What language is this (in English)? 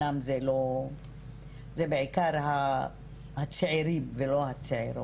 Hebrew